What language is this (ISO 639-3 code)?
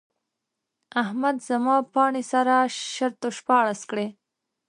pus